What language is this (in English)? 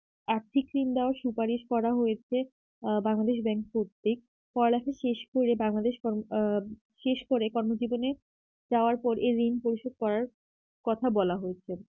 Bangla